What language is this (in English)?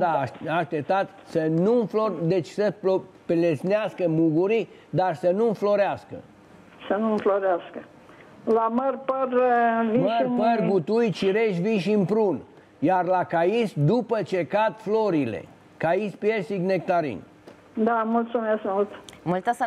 Romanian